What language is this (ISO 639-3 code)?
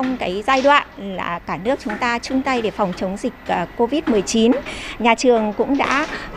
vie